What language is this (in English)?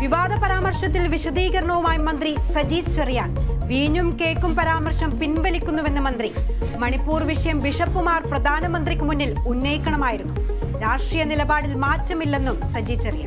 Malayalam